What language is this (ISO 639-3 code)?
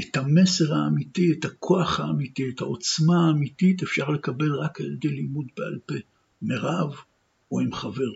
heb